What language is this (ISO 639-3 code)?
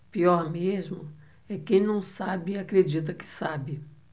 por